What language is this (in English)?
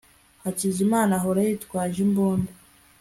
Kinyarwanda